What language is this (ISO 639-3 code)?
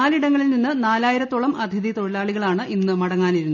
mal